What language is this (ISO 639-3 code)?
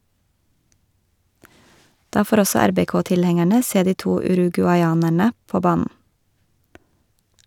nor